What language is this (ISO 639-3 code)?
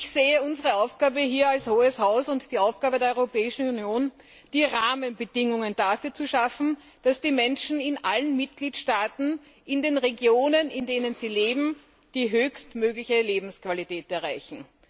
deu